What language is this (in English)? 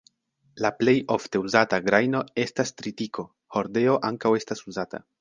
Esperanto